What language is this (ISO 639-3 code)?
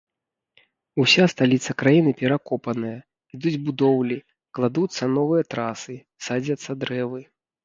bel